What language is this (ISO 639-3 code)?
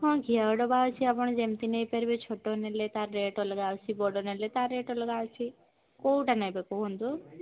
ori